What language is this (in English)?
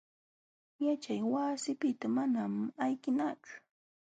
Jauja Wanca Quechua